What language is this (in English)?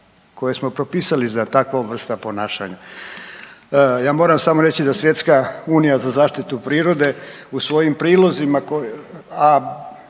Croatian